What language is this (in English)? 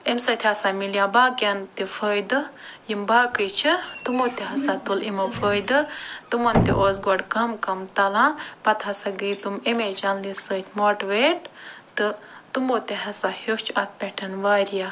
Kashmiri